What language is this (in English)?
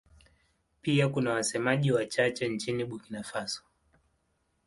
Swahili